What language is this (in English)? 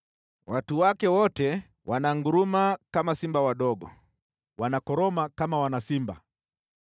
Swahili